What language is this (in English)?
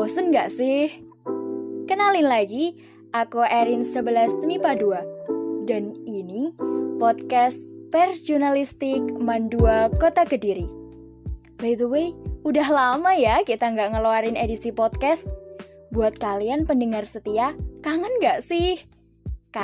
Indonesian